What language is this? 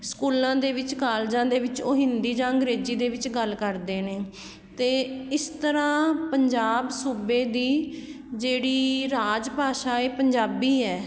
Punjabi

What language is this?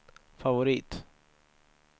Swedish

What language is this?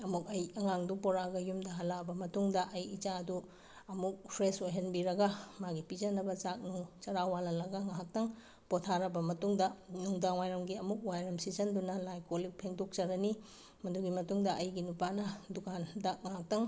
Manipuri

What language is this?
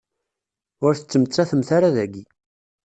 Kabyle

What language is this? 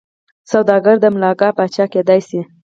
Pashto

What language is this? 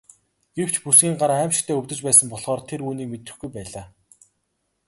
Mongolian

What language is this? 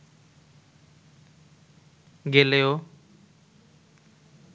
Bangla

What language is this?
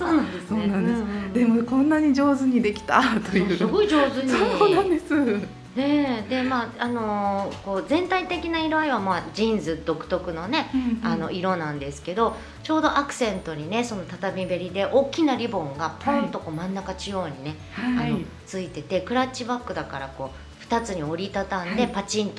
Japanese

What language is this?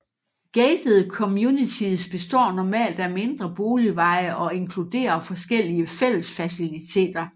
Danish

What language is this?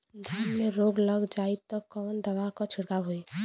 Bhojpuri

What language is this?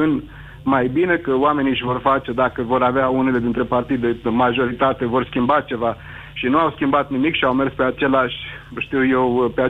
Romanian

